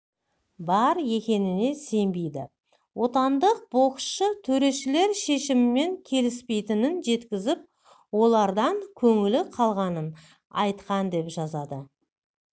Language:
Kazakh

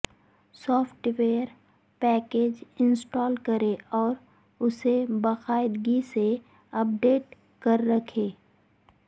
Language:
Urdu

